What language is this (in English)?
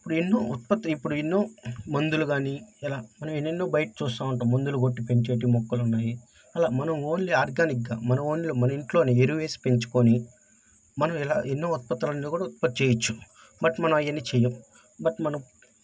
Telugu